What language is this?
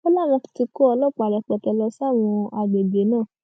Yoruba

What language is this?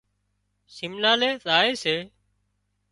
Wadiyara Koli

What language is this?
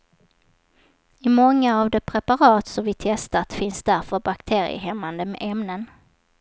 Swedish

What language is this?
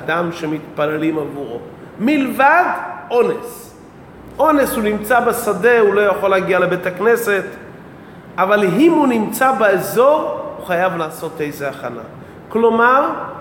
Hebrew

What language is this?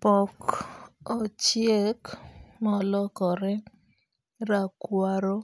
Luo (Kenya and Tanzania)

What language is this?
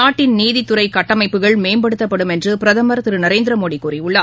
Tamil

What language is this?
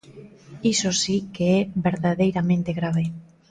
Galician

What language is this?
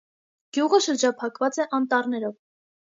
Armenian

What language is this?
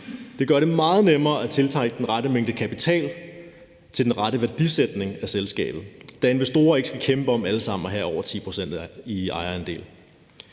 Danish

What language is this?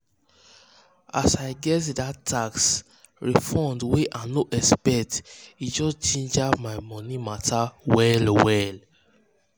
Nigerian Pidgin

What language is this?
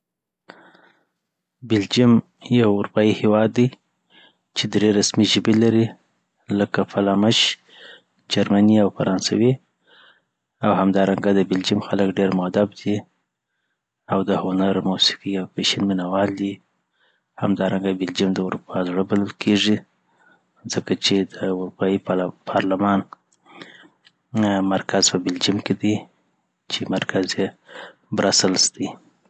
Southern Pashto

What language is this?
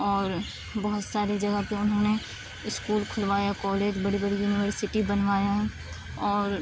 Urdu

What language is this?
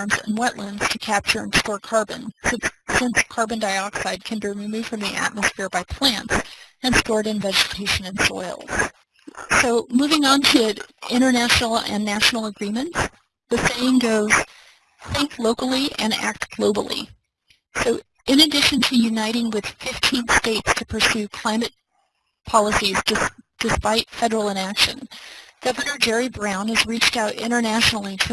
English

